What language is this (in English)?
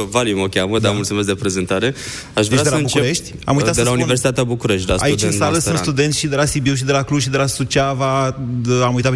Romanian